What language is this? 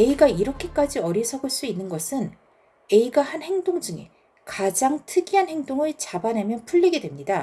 Korean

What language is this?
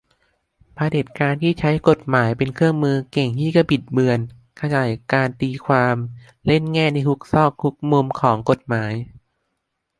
Thai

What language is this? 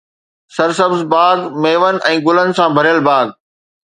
Sindhi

